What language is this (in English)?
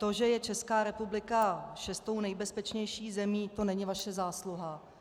Czech